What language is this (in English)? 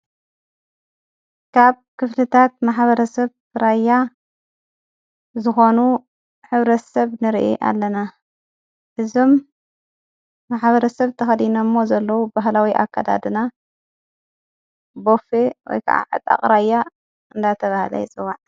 Tigrinya